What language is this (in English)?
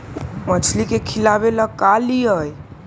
Magahi